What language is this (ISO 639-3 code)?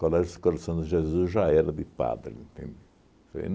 por